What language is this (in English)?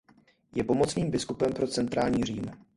Czech